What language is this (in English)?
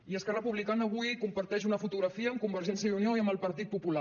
Catalan